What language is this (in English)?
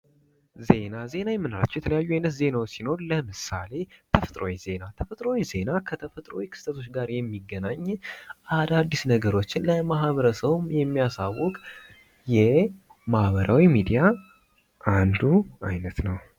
Amharic